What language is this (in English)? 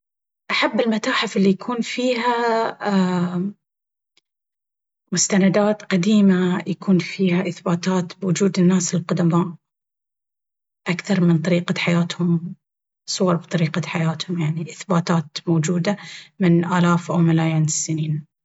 Baharna Arabic